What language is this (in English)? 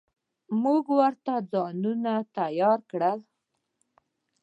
Pashto